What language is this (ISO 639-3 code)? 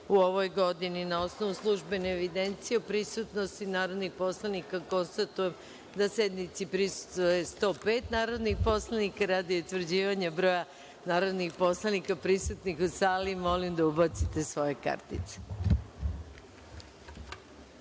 srp